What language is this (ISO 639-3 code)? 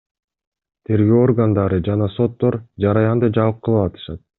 kir